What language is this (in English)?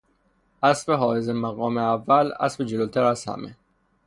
Persian